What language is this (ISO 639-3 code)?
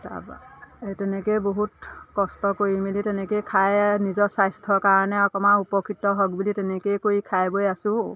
asm